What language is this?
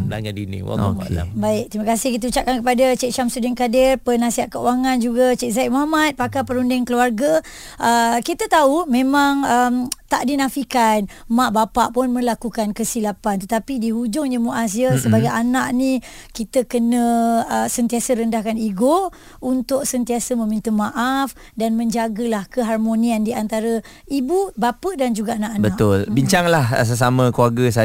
Malay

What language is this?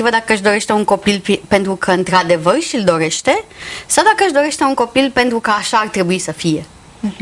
Romanian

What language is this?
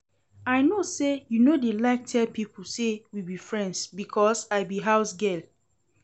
Nigerian Pidgin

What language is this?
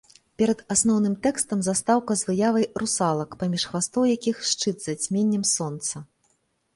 Belarusian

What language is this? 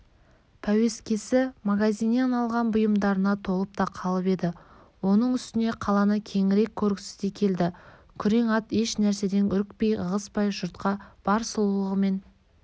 Kazakh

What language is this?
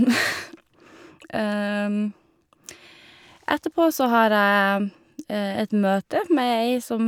Norwegian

